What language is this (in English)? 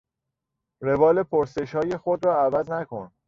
Persian